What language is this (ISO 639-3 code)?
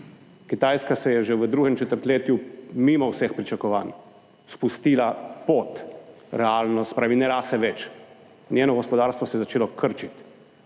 slv